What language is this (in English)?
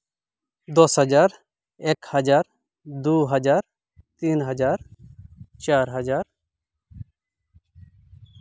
Santali